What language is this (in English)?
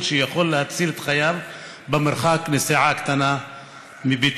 Hebrew